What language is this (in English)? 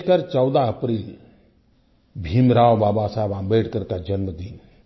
Hindi